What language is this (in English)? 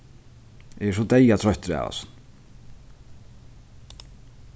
Faroese